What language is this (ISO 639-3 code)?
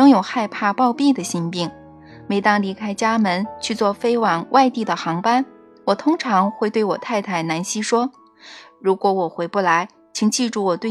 zho